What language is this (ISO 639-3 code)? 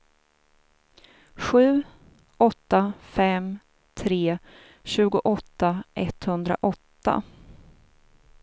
swe